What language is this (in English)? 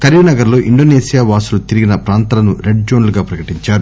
Telugu